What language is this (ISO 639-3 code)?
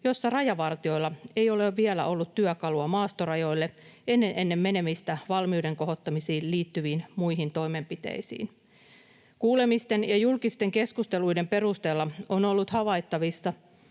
fin